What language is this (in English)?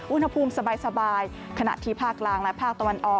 Thai